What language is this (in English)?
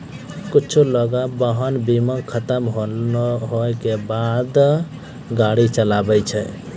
Maithili